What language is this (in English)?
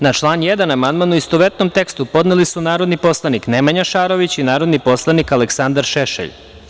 Serbian